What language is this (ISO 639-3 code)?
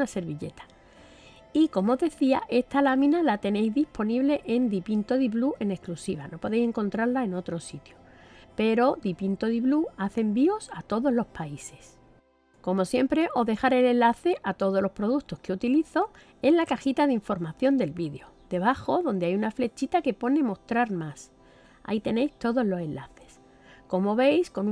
spa